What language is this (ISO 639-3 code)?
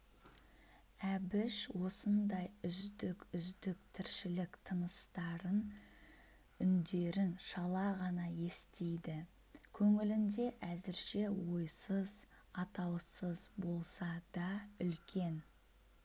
kaz